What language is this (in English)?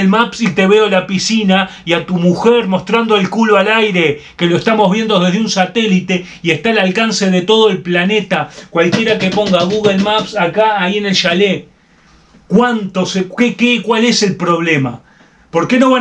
Spanish